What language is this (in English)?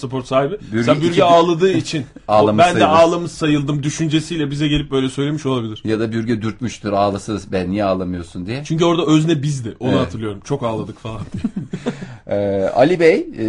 Turkish